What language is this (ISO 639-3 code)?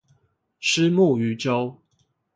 zho